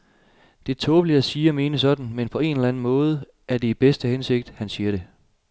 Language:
Danish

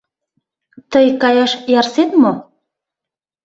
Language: Mari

